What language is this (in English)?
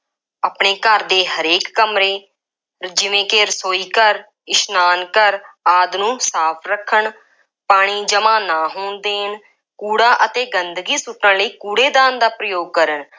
Punjabi